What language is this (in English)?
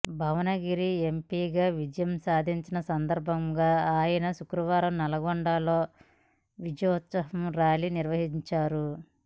Telugu